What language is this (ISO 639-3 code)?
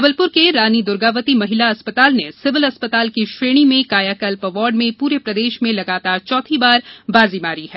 hin